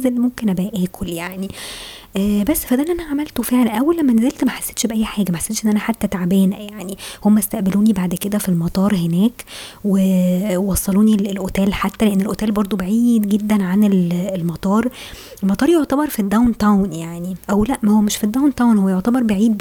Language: Arabic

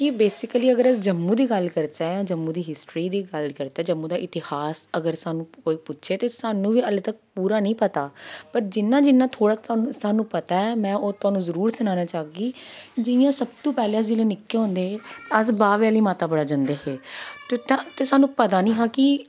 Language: Dogri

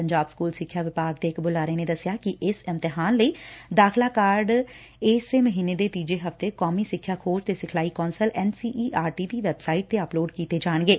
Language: Punjabi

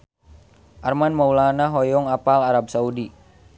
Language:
Sundanese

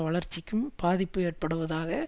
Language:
Tamil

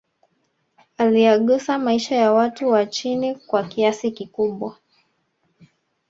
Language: Swahili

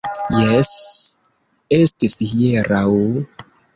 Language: Esperanto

